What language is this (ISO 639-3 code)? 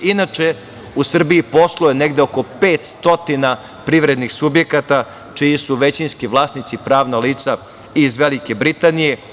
srp